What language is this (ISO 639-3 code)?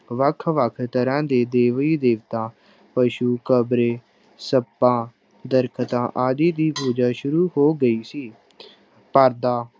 pan